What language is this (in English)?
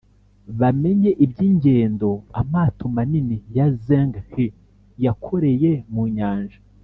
Kinyarwanda